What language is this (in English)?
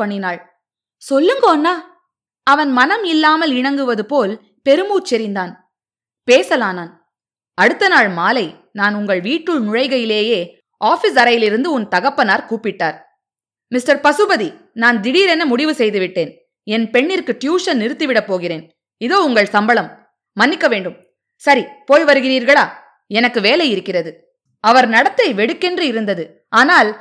Tamil